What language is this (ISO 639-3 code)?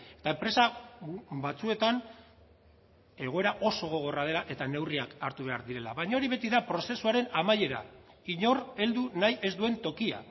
eus